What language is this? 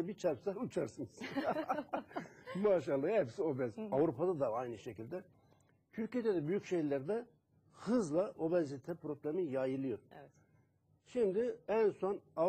Turkish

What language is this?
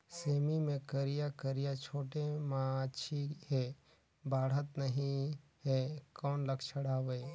Chhattisgarhi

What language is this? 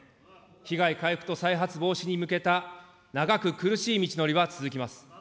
Japanese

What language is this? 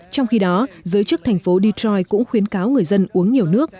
Vietnamese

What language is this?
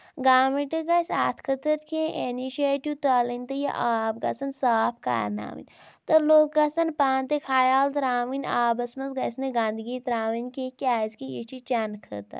Kashmiri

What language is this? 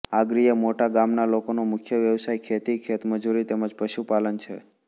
Gujarati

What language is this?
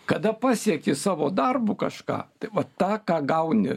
Lithuanian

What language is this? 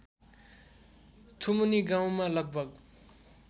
Nepali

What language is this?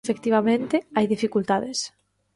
Galician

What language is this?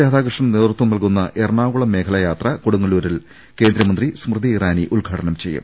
Malayalam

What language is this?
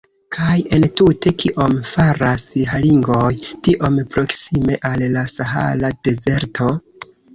Esperanto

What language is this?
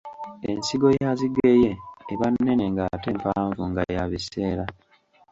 Ganda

